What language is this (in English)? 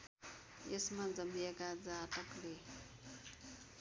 Nepali